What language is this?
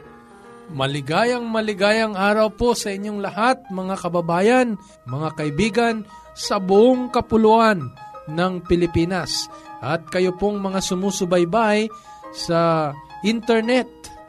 Filipino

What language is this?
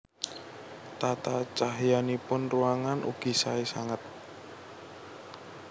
Javanese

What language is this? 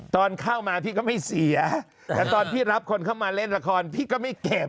Thai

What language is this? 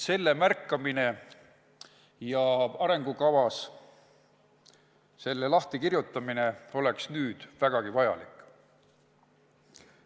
Estonian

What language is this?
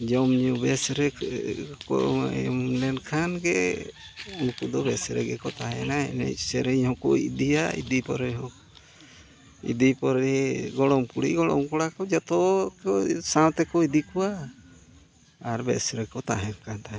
Santali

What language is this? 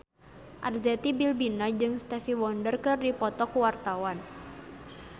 Sundanese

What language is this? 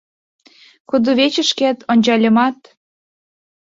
Mari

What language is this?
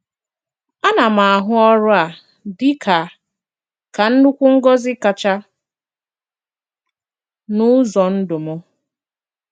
Igbo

